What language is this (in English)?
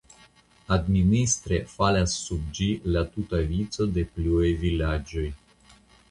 Esperanto